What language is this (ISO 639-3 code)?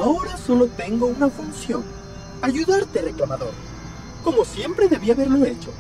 spa